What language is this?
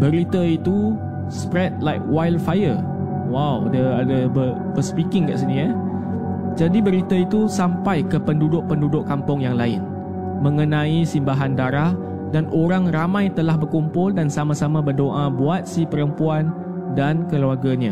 Malay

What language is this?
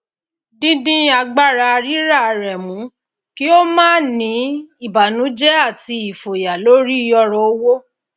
Yoruba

